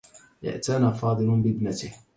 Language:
Arabic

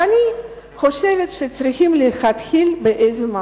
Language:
Hebrew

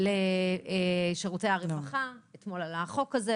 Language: Hebrew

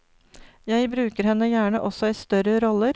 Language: Norwegian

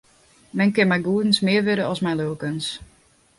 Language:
Western Frisian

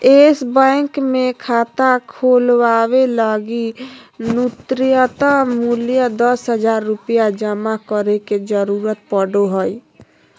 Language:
Magahi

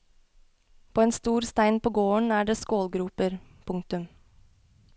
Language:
Norwegian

